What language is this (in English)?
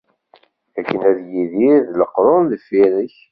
Kabyle